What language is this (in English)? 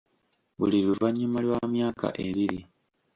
Ganda